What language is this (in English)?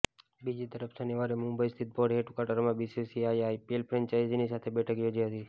Gujarati